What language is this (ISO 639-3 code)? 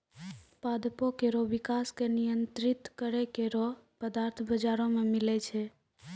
mai